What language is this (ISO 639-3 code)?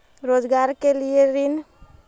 mag